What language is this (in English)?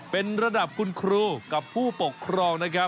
Thai